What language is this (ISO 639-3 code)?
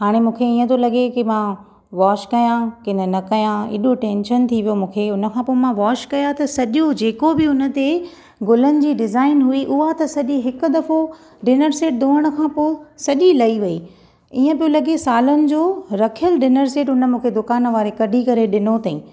snd